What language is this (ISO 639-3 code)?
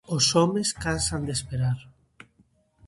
glg